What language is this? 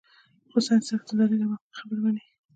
Pashto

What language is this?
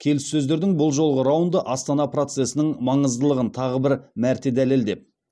Kazakh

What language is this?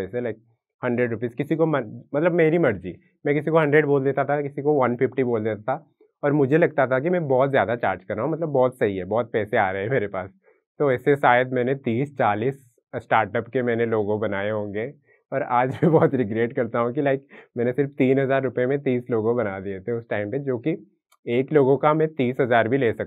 Hindi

